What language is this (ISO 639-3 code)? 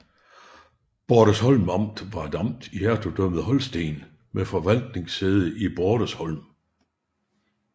dan